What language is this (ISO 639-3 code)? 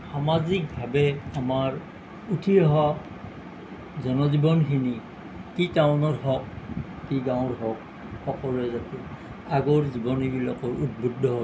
asm